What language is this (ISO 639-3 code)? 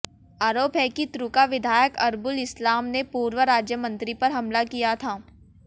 hin